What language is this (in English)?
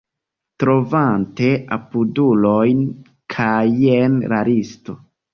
Esperanto